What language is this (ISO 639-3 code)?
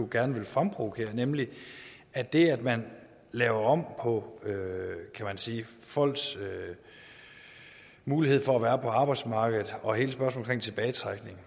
dan